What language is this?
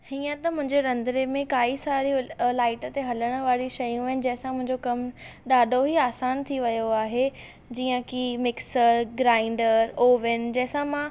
Sindhi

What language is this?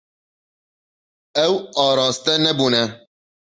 Kurdish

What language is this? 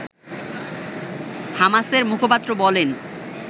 Bangla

